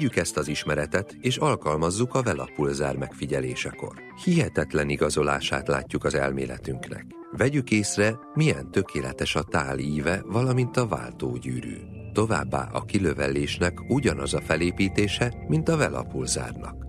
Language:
Hungarian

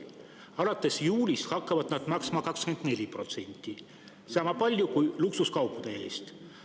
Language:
Estonian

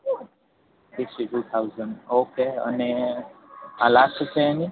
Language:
Gujarati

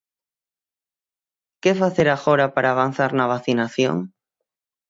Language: Galician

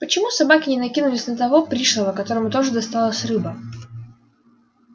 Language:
Russian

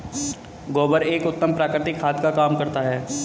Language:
Hindi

